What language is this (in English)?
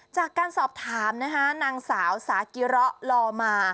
Thai